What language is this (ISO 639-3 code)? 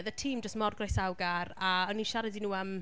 cym